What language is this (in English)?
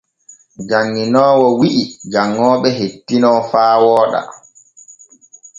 Borgu Fulfulde